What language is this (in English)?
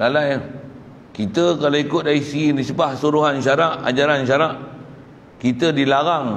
Malay